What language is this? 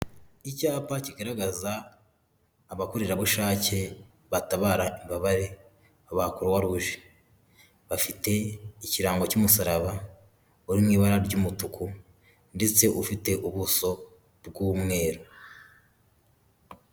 Kinyarwanda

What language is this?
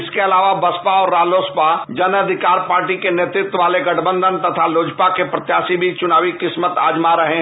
Hindi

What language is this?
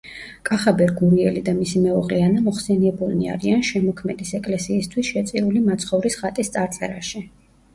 Georgian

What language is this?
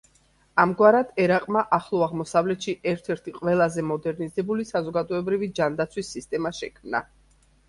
Georgian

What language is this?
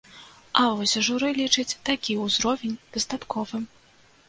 Belarusian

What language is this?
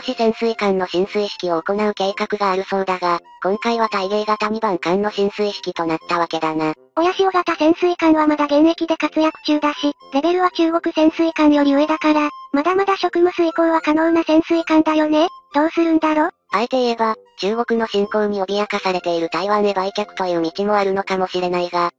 Japanese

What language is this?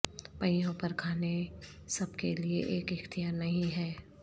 Urdu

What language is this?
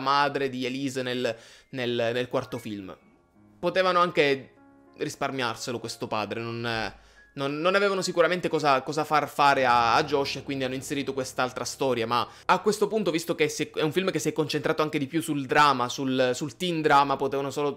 Italian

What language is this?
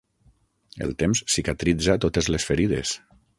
Catalan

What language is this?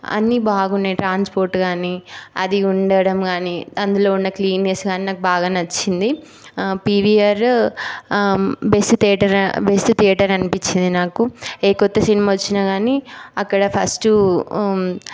Telugu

